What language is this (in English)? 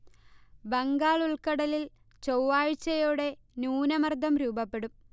Malayalam